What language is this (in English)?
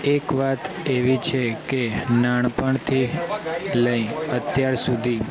Gujarati